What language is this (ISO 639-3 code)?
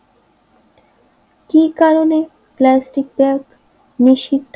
ben